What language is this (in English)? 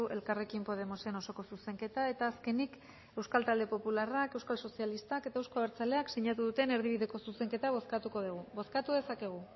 Basque